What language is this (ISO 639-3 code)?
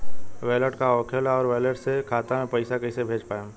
bho